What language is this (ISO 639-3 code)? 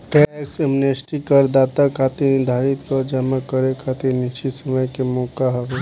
bho